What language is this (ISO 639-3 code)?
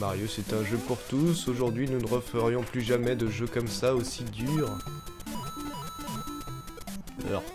fra